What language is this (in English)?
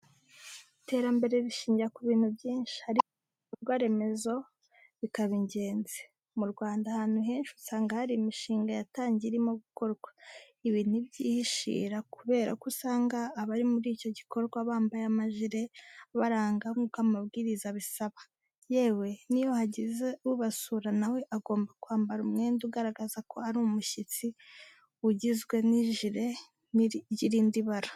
Kinyarwanda